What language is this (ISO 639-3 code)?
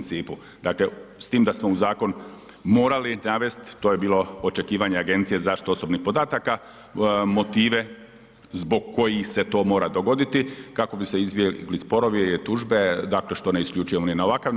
hrv